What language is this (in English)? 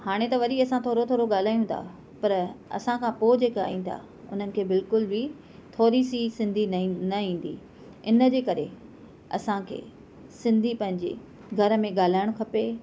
Sindhi